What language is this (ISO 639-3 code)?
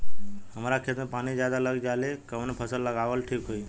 bho